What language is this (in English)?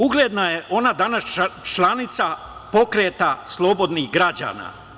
Serbian